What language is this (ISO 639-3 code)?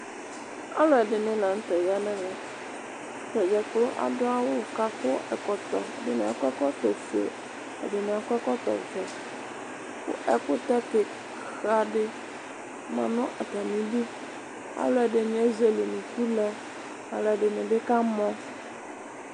kpo